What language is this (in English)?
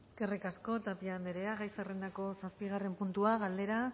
Basque